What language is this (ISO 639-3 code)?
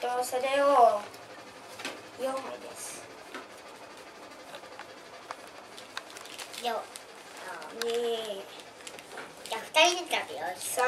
jpn